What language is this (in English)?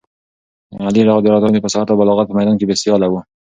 Pashto